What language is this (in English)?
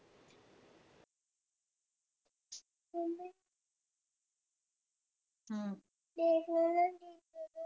Marathi